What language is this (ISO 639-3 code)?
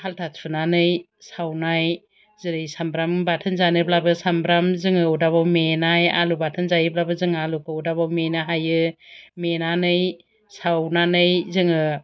brx